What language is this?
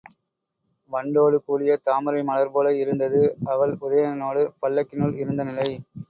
Tamil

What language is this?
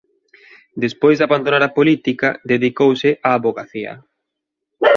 Galician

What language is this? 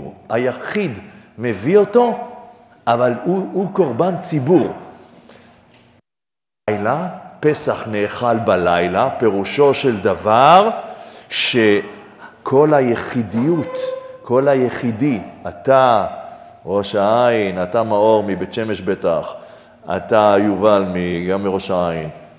Hebrew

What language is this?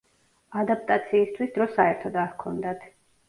Georgian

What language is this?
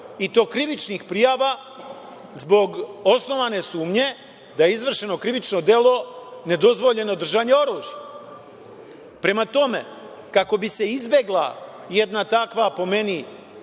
Serbian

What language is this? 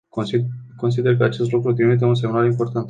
Romanian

